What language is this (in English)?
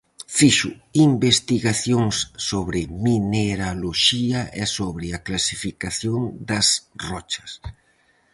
Galician